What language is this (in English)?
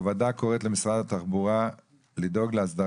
Hebrew